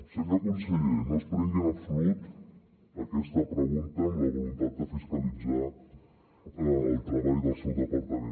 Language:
Catalan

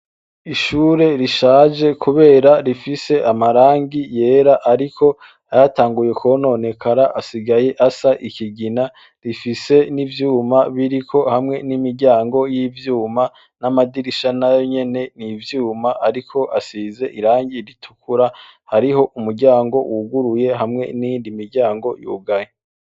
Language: Rundi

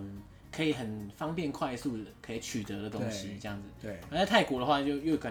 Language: Chinese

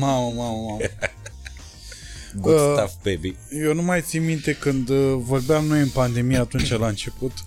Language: Romanian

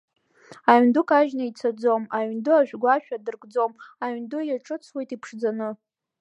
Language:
Abkhazian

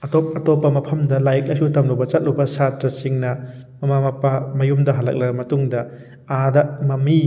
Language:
Manipuri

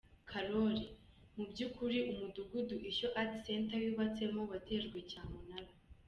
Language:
Kinyarwanda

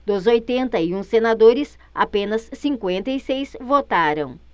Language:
Portuguese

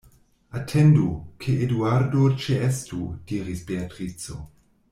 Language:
Esperanto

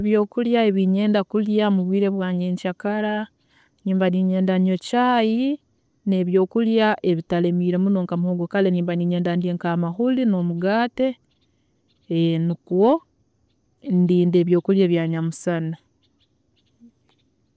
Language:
Tooro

